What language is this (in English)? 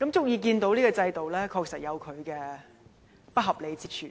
Cantonese